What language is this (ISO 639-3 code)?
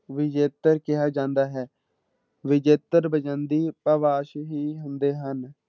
pan